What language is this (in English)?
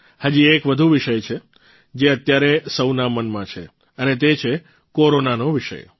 Gujarati